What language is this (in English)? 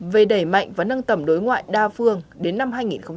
Vietnamese